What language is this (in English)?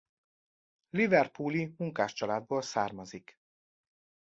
Hungarian